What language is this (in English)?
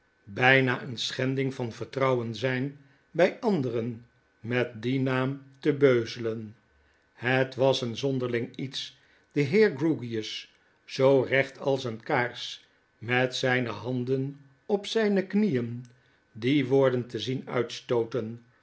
Dutch